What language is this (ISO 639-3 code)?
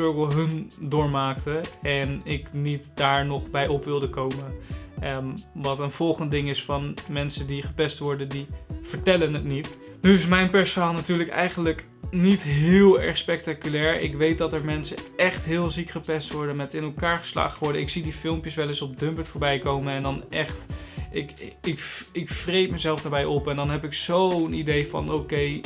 nld